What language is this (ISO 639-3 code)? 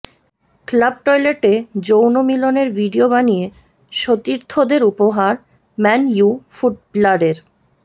ben